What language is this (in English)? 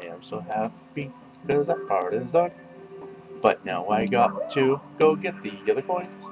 English